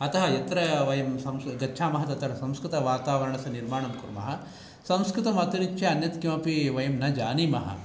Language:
Sanskrit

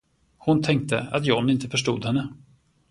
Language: Swedish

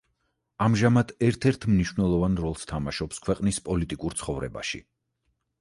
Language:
Georgian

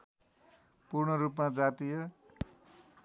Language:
Nepali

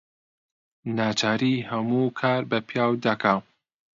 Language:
Central Kurdish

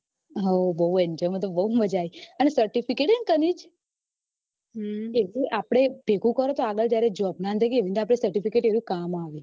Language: Gujarati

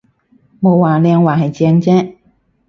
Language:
Cantonese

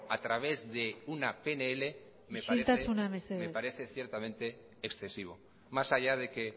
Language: Spanish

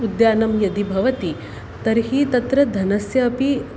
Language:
Sanskrit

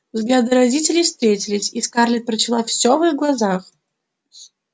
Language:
Russian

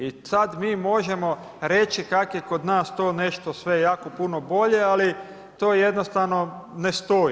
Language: Croatian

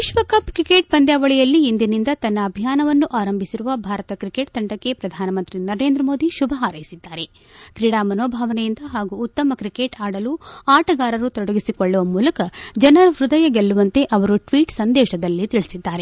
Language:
Kannada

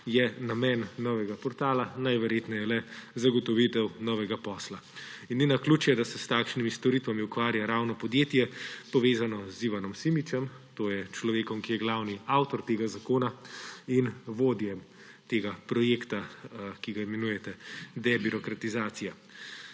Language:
Slovenian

